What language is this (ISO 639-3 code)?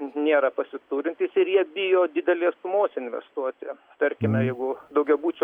lit